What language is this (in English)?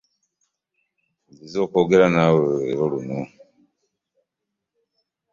Ganda